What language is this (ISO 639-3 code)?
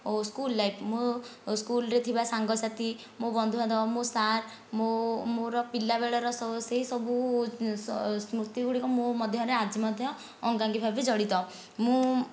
ori